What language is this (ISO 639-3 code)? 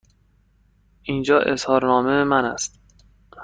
fas